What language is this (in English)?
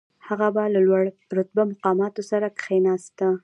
Pashto